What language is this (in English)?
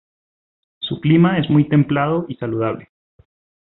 Spanish